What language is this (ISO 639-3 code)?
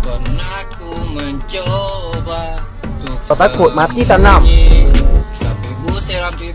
ind